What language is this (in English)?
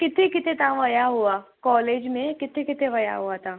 Sindhi